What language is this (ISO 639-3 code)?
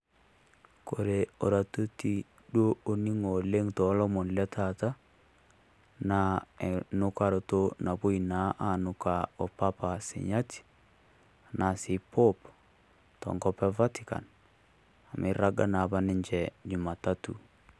mas